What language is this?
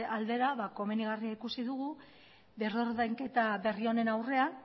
Basque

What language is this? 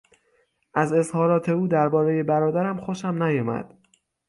Persian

